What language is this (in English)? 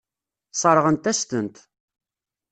Kabyle